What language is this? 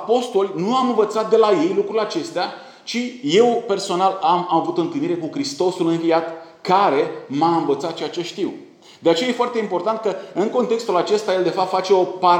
Romanian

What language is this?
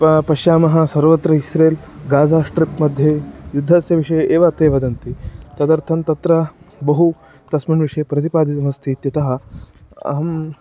Sanskrit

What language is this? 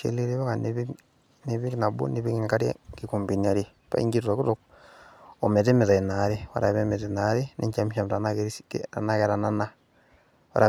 Masai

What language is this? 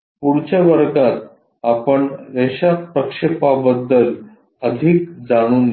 Marathi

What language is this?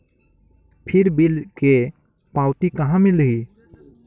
Chhattisgarhi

